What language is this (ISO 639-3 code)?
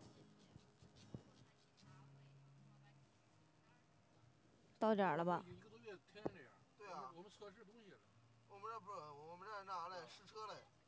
zho